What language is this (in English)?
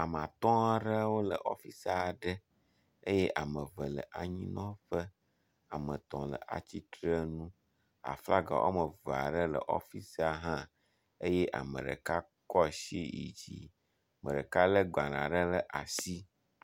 Ewe